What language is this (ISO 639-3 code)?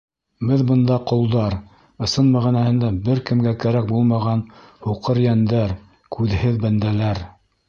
bak